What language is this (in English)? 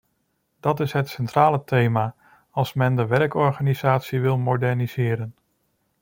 Dutch